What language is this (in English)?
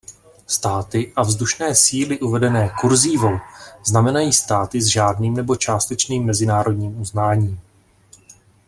Czech